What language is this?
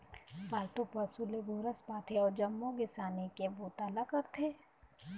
Chhattisgarhi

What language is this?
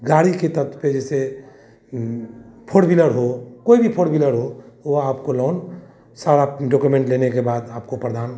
Hindi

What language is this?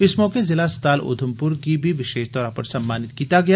Dogri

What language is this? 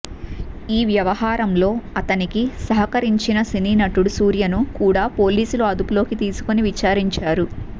Telugu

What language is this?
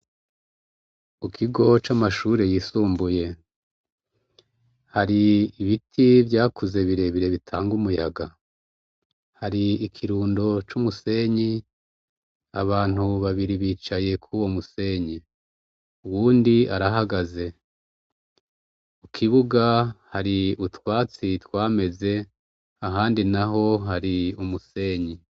Rundi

